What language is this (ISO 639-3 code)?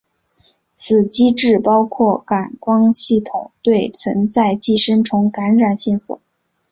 zho